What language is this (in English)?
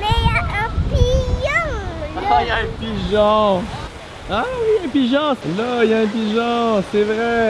French